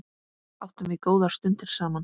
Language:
Icelandic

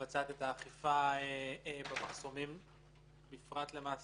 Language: Hebrew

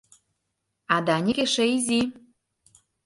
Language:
Mari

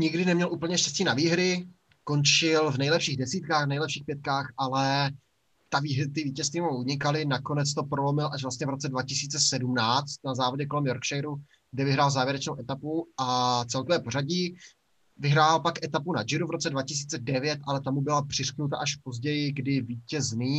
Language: Czech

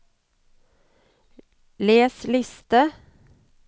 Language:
Norwegian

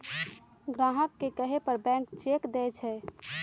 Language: Magahi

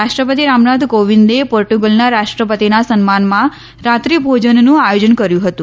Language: Gujarati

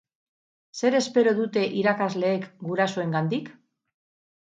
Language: Basque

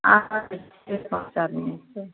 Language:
Maithili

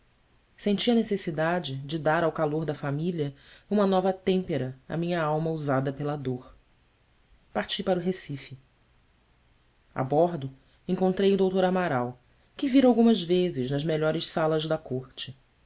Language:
Portuguese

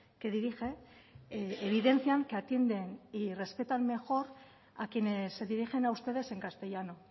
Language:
Spanish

